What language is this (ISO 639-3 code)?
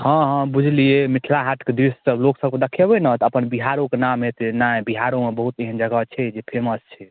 mai